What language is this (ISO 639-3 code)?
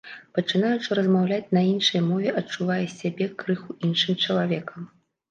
bel